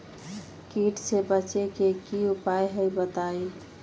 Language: Magahi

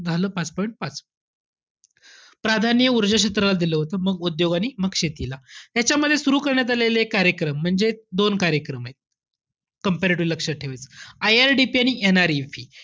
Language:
Marathi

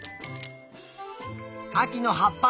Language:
Japanese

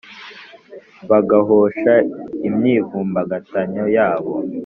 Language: Kinyarwanda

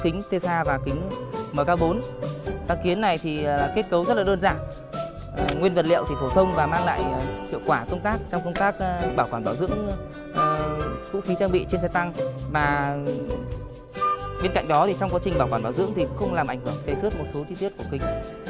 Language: Vietnamese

